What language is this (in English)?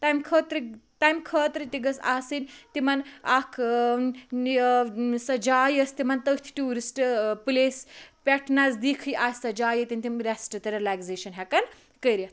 Kashmiri